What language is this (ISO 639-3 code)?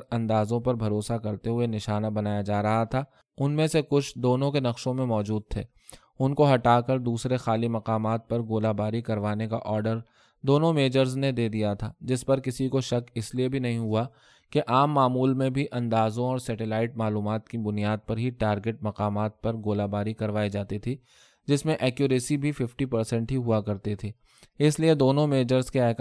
urd